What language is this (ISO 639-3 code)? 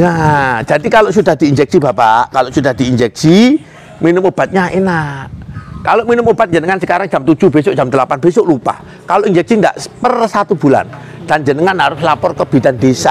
ind